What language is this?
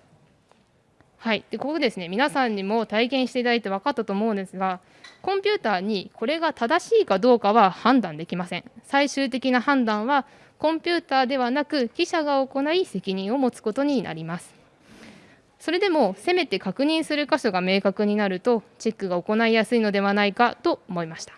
Japanese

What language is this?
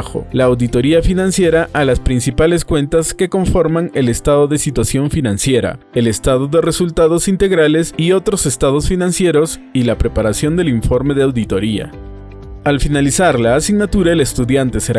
Spanish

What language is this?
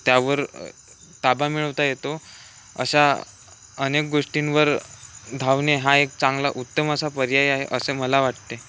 Marathi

